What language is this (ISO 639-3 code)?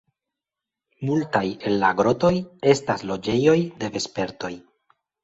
epo